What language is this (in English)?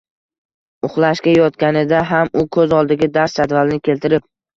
Uzbek